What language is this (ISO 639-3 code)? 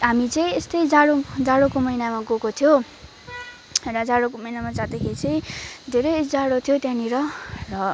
nep